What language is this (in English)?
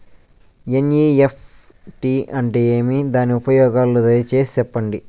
Telugu